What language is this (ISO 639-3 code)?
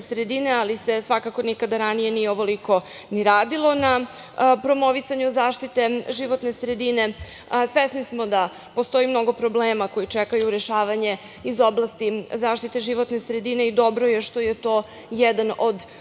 srp